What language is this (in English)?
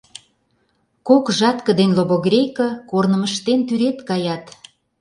Mari